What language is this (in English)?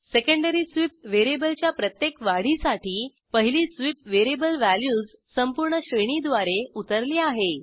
Marathi